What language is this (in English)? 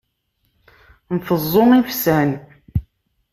Kabyle